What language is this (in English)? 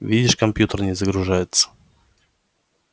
Russian